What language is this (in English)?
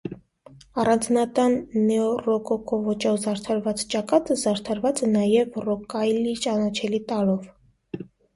Armenian